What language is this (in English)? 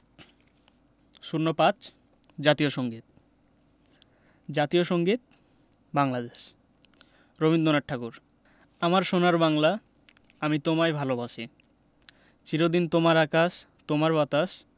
Bangla